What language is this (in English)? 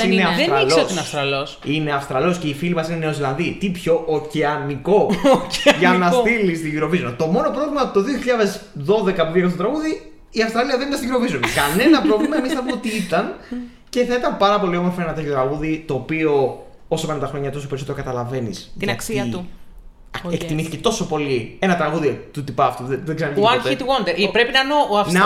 Greek